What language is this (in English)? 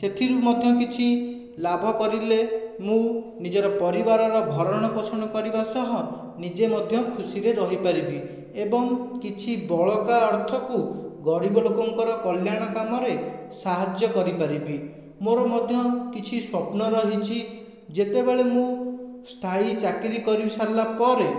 Odia